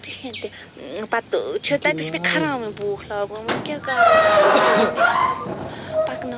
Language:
Kashmiri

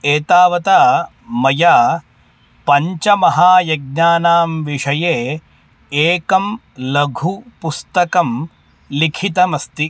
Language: Sanskrit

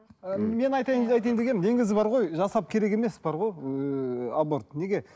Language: Kazakh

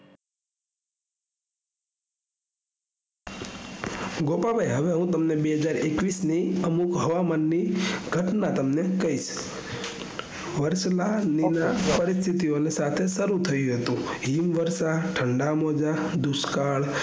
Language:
Gujarati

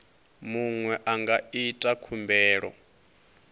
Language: Venda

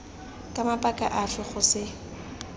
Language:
Tswana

